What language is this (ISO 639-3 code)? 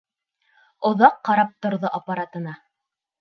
bak